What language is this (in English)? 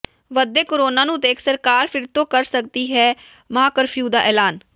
Punjabi